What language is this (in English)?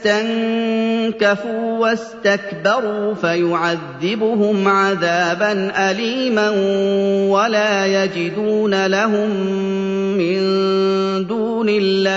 Arabic